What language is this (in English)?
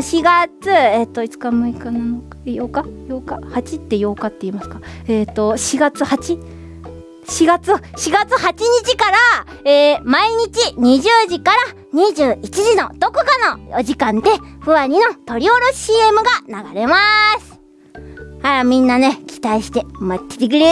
Japanese